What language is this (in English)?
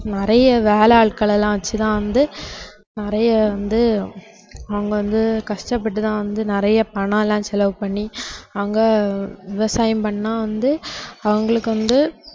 Tamil